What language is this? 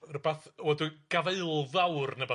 Welsh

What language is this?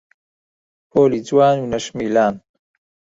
Central Kurdish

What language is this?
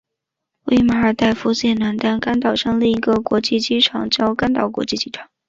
Chinese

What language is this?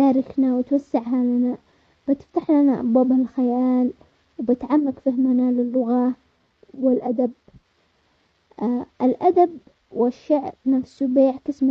Omani Arabic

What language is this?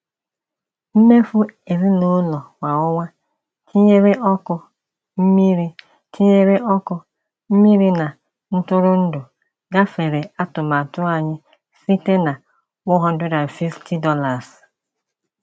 Igbo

